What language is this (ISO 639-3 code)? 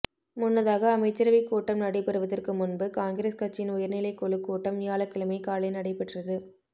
tam